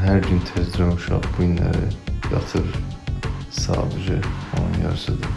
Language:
Turkish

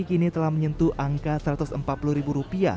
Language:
Indonesian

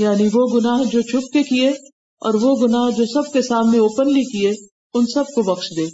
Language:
Urdu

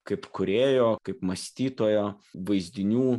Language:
Lithuanian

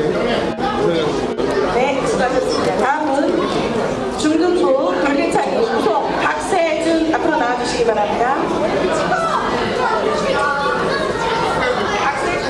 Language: Korean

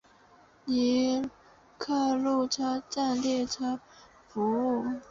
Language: Chinese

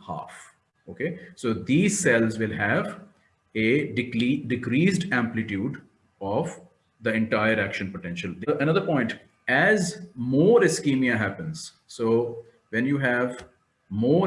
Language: English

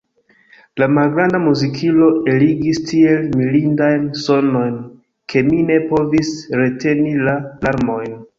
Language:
Esperanto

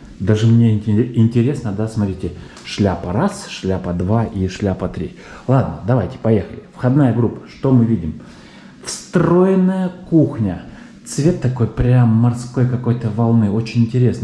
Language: Russian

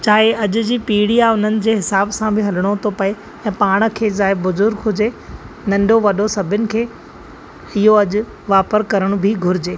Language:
Sindhi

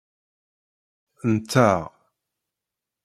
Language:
Kabyle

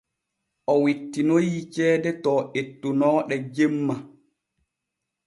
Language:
Borgu Fulfulde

